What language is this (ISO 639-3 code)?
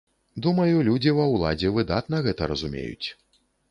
bel